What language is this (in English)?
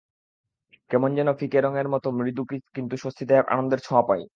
Bangla